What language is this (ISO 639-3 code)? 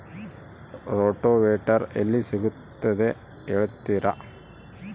kan